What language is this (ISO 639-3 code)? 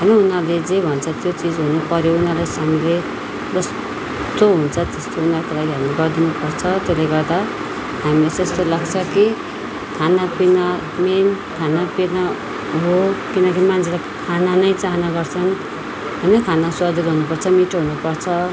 nep